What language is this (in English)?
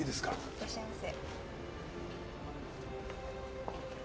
Japanese